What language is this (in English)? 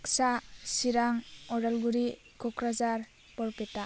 Bodo